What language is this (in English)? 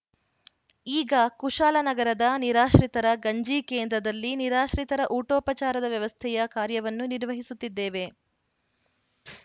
Kannada